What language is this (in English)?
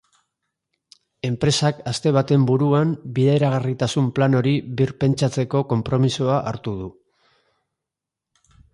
Basque